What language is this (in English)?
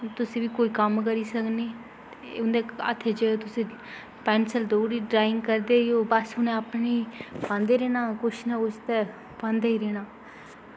Dogri